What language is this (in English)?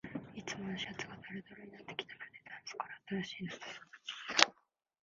Japanese